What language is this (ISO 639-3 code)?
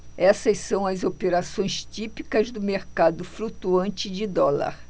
por